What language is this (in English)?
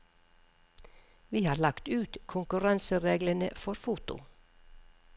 Norwegian